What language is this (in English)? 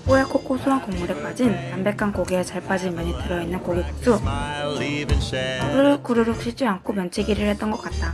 Korean